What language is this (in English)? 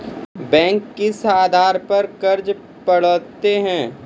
Maithili